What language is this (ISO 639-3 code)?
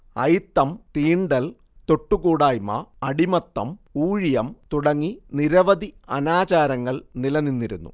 mal